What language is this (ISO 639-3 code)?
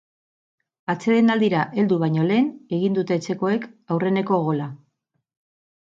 eus